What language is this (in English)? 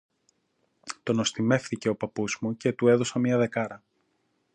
Greek